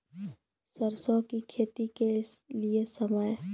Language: Maithili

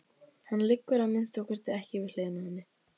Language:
Icelandic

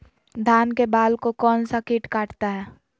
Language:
Magahi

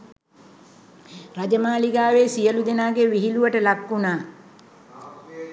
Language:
Sinhala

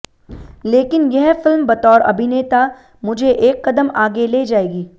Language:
Hindi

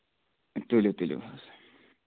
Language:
Kashmiri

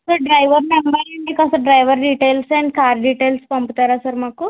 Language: Telugu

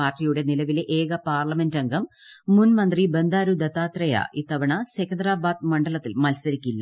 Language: Malayalam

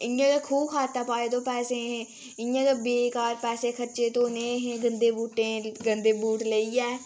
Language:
Dogri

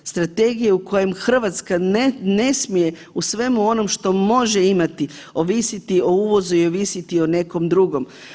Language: Croatian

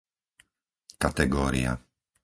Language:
Slovak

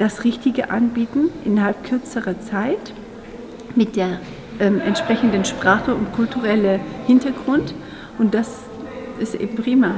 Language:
German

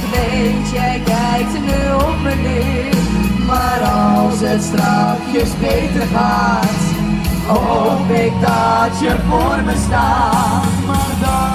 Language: Dutch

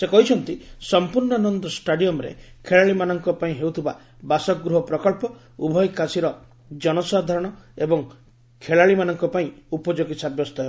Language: Odia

